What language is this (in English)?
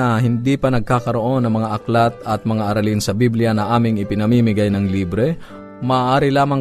Filipino